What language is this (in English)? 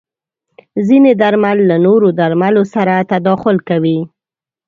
Pashto